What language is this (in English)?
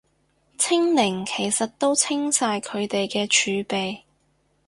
Cantonese